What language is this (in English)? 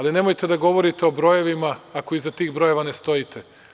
Serbian